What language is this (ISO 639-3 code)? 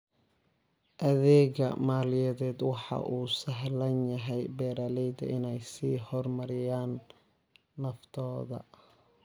som